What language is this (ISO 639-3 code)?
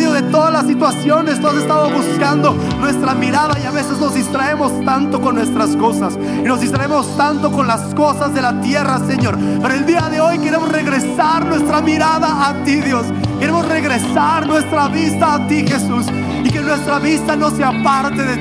spa